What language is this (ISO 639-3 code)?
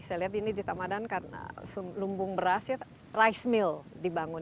ind